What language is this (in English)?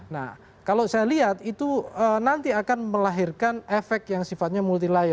Indonesian